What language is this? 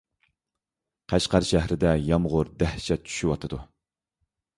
Uyghur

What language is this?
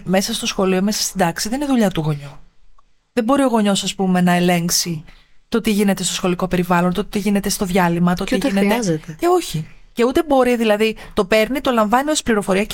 Greek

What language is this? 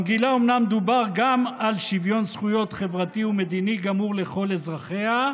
Hebrew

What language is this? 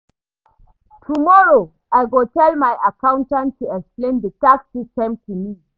Nigerian Pidgin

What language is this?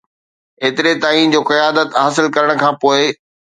Sindhi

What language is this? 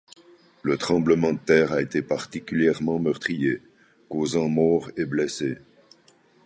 French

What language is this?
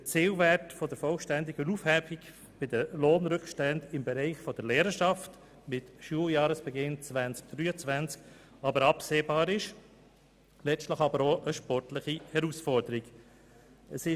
Swiss German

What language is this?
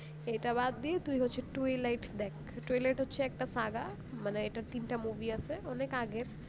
Bangla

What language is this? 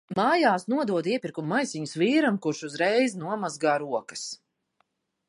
Latvian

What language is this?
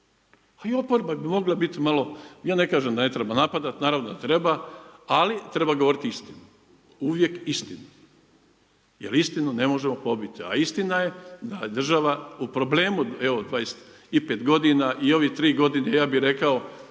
Croatian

